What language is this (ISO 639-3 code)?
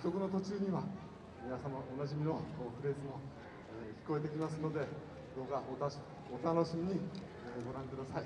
jpn